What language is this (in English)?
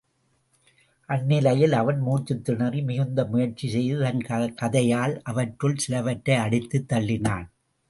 Tamil